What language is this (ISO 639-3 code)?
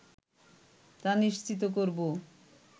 ben